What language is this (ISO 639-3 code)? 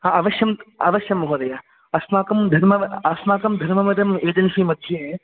san